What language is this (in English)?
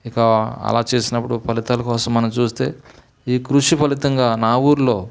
Telugu